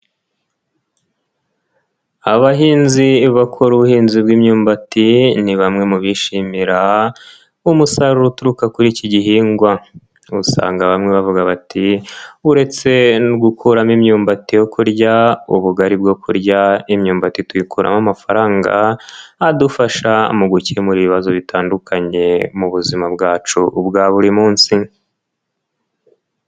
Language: Kinyarwanda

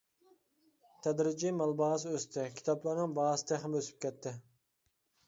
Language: Uyghur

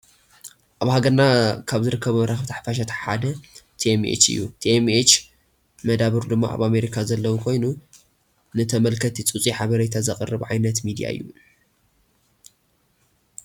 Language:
Tigrinya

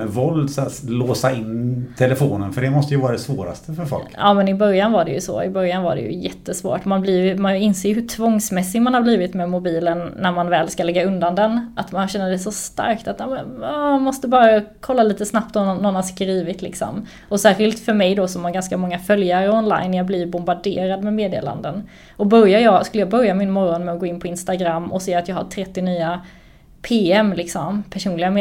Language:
Swedish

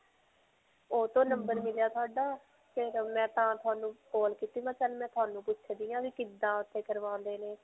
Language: Punjabi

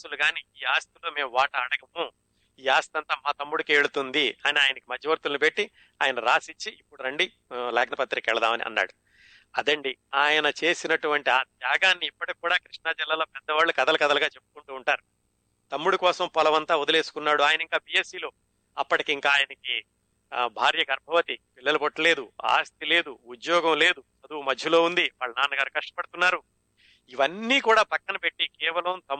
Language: Telugu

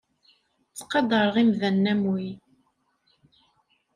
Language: Kabyle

